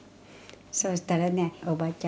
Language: Japanese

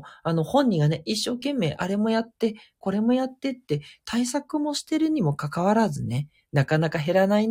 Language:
Japanese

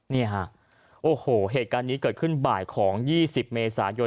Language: Thai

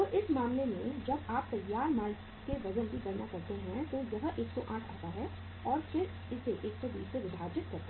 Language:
Hindi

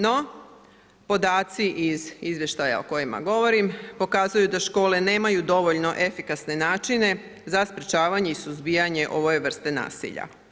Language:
Croatian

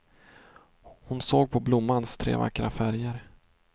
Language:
Swedish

